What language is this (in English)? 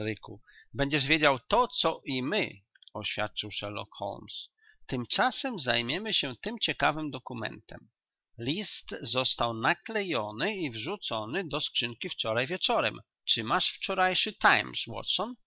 Polish